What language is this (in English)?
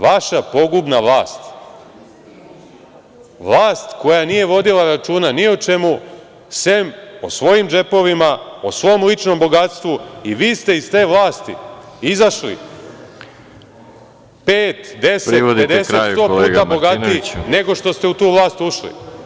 Serbian